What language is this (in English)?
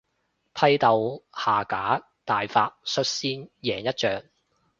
Cantonese